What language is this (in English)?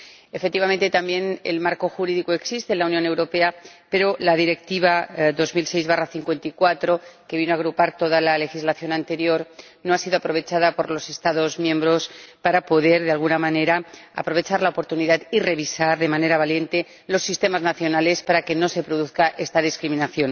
Spanish